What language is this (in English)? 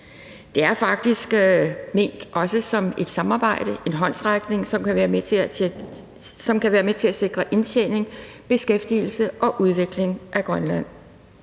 Danish